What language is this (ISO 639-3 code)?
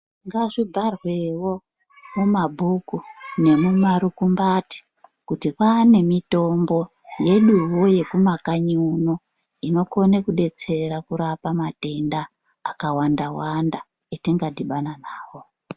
ndc